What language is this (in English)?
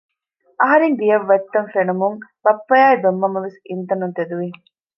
Divehi